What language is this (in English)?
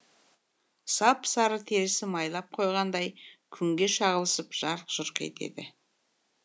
Kazakh